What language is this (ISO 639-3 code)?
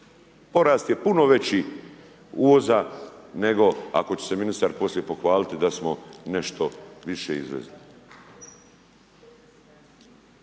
hrv